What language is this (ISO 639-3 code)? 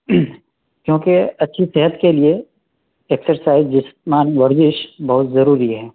urd